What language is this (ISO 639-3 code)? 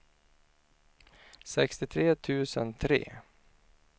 swe